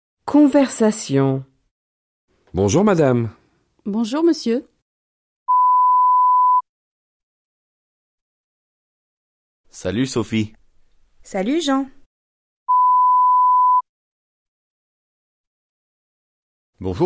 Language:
French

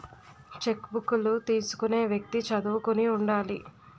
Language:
Telugu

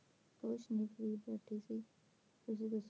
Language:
Punjabi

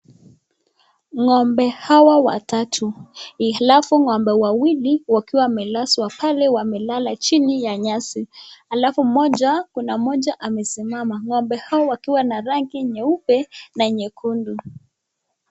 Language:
Swahili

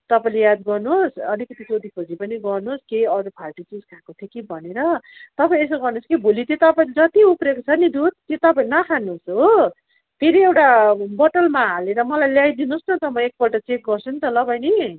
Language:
Nepali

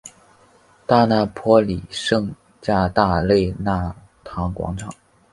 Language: Chinese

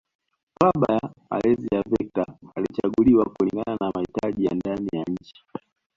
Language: Swahili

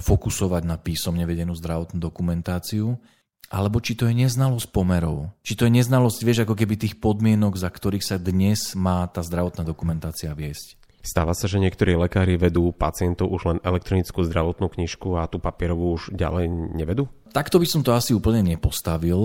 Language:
Slovak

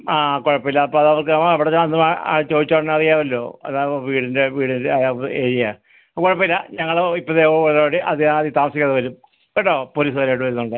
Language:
Malayalam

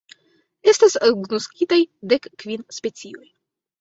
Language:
Esperanto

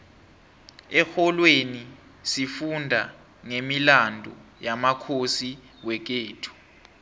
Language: South Ndebele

